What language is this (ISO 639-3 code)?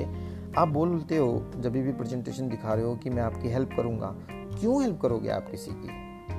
hin